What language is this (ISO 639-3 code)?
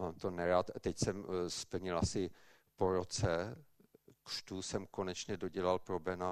ces